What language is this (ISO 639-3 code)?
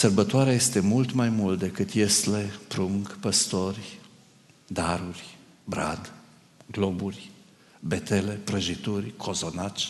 ron